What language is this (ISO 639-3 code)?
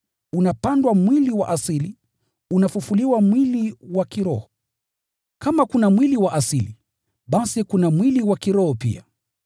swa